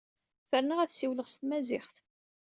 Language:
Kabyle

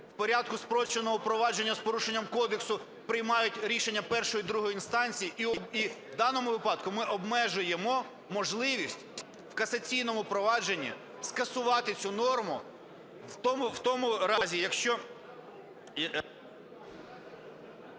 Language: Ukrainian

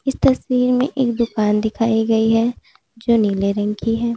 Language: Hindi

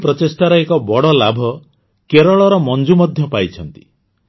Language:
Odia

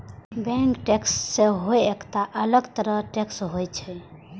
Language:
Maithili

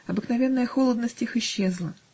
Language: Russian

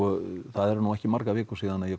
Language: Icelandic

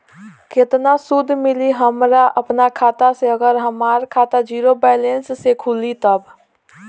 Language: Bhojpuri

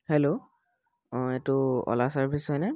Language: Assamese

